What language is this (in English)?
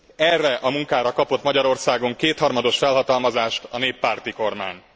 Hungarian